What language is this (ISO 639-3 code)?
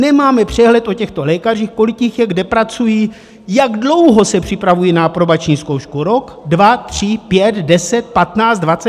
ces